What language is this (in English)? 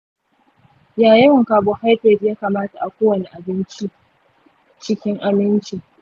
Hausa